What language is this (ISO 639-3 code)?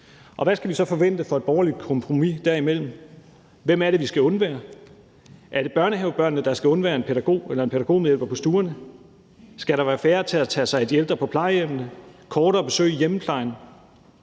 dan